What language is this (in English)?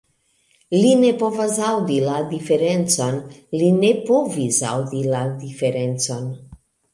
Esperanto